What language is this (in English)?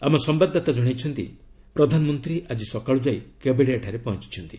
Odia